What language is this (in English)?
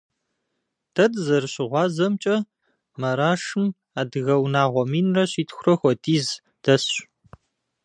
Kabardian